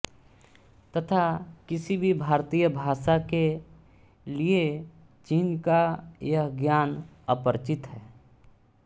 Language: Hindi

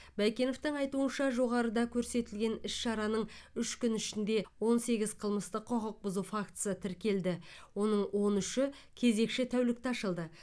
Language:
Kazakh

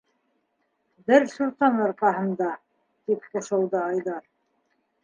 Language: Bashkir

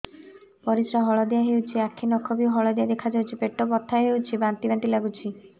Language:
Odia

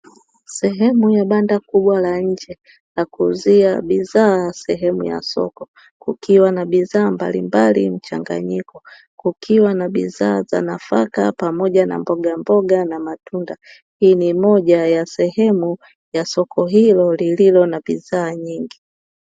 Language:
Swahili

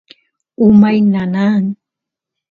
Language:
Santiago del Estero Quichua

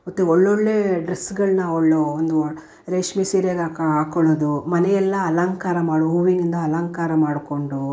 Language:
Kannada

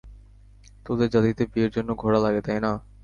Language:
Bangla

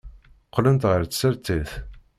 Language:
Kabyle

